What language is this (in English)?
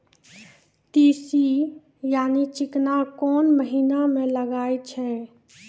Maithili